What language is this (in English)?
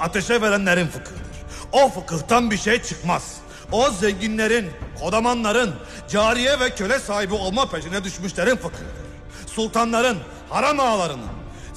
Turkish